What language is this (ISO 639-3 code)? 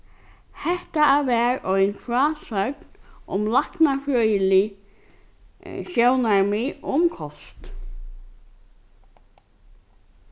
fao